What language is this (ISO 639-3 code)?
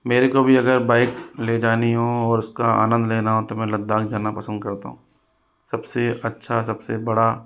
hin